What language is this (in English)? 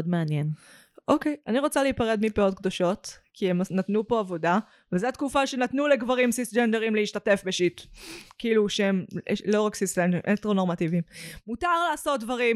Hebrew